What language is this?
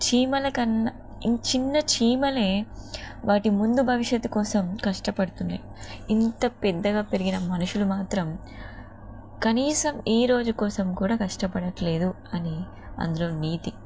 Telugu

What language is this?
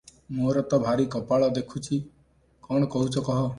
Odia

